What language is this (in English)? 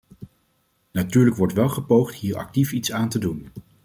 Dutch